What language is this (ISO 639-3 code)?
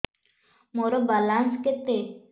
ori